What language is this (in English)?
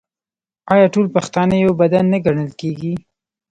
Pashto